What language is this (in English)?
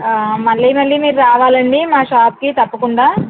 Telugu